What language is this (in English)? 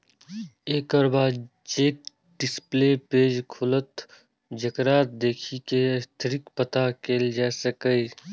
Maithili